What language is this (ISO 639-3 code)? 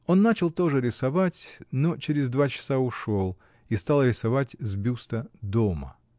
rus